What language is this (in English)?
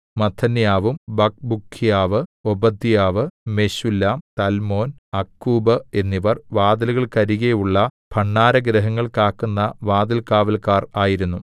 Malayalam